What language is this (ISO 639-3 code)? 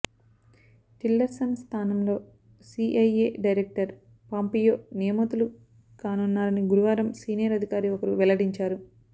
tel